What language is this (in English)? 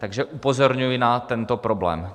Czech